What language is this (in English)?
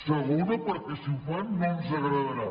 Catalan